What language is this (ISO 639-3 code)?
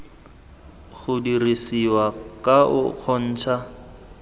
tsn